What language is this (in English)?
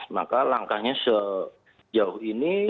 Indonesian